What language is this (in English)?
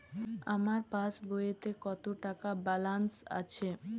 Bangla